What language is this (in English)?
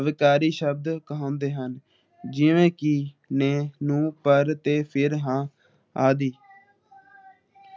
Punjabi